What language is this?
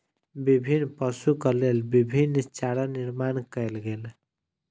Maithili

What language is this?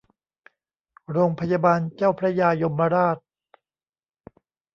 Thai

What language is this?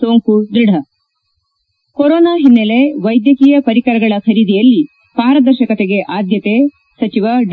Kannada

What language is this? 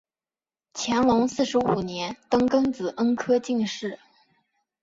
Chinese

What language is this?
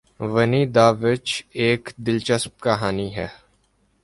Urdu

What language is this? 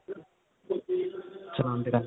Punjabi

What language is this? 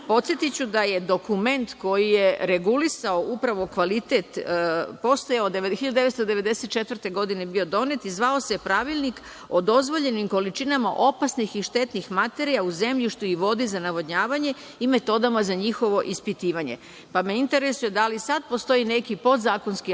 Serbian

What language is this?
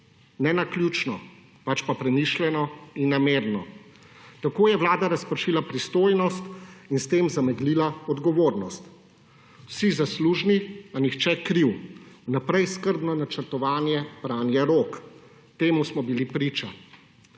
Slovenian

